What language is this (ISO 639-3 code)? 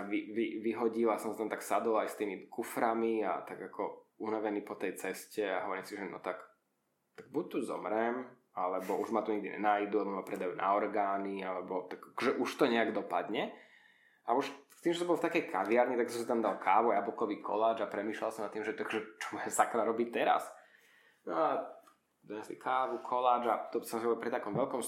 slk